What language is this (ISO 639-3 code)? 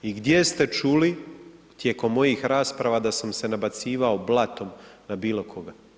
hrv